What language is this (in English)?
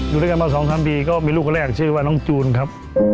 Thai